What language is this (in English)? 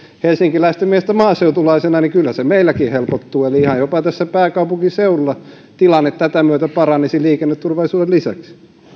Finnish